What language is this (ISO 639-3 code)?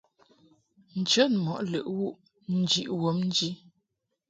mhk